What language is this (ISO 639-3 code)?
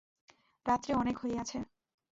ben